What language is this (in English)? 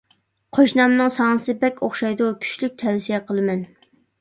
Uyghur